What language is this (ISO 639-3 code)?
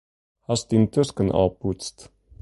fry